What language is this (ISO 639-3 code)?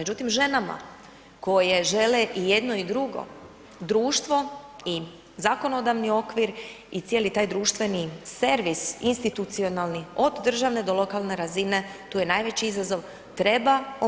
hrv